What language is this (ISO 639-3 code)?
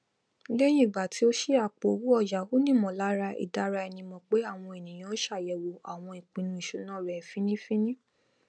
yor